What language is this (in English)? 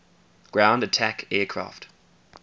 English